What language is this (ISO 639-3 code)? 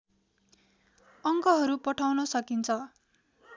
nep